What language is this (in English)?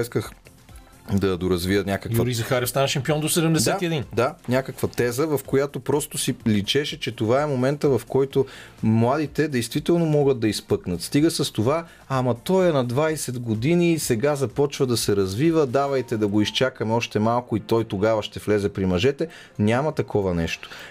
Bulgarian